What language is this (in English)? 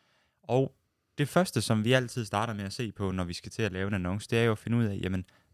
Danish